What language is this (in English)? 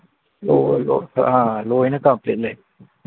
Manipuri